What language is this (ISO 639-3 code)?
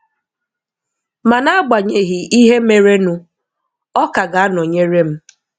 ibo